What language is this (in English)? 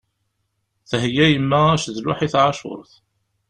Kabyle